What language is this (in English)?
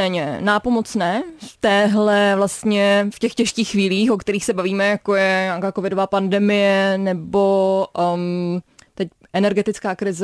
Czech